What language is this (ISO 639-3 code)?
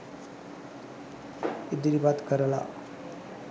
sin